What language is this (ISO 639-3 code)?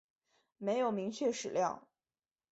zho